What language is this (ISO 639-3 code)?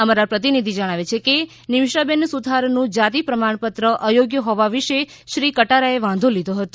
guj